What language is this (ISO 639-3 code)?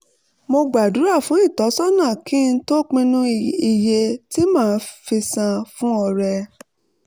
yor